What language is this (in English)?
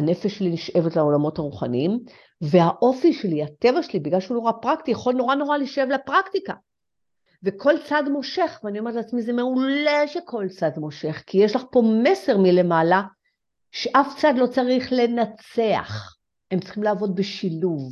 Hebrew